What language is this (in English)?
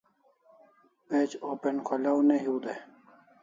Kalasha